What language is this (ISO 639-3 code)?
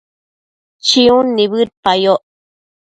mcf